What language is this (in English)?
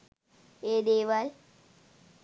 Sinhala